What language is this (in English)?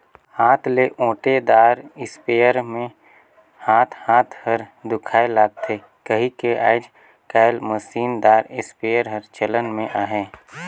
Chhattisgarhi